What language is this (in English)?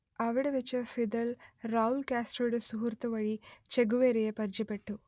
Malayalam